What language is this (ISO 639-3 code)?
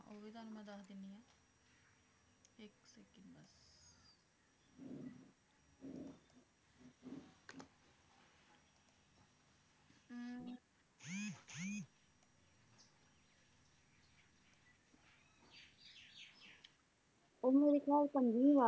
pan